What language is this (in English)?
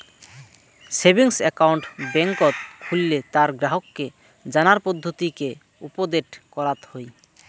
Bangla